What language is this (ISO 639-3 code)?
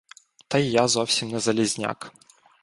ukr